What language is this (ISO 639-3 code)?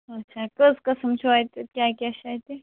kas